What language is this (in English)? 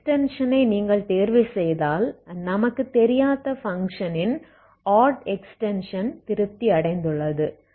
Tamil